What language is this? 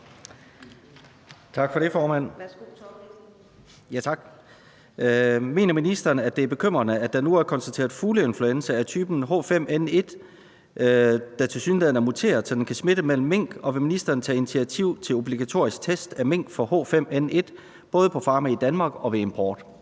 Danish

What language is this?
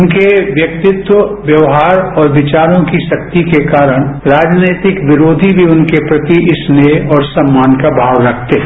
Hindi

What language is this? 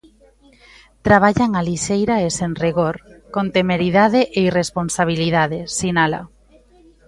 Galician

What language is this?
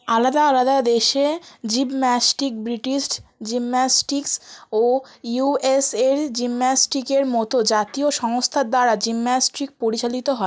Bangla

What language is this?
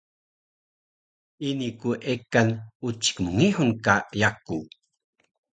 Taroko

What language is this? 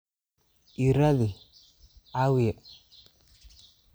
Somali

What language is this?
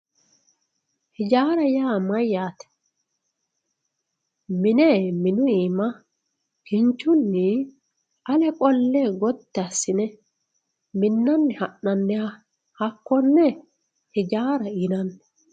Sidamo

